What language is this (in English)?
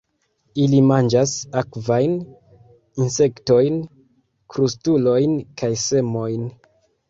Esperanto